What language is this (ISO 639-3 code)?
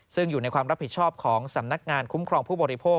tha